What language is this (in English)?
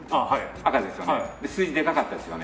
Japanese